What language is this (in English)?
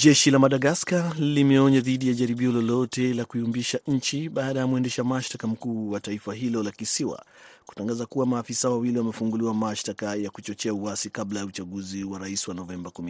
Swahili